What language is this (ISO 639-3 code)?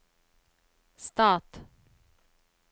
nor